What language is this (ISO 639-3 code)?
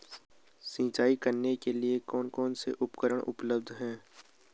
hin